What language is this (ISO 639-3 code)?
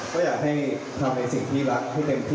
tha